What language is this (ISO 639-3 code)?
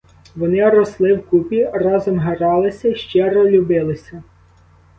ukr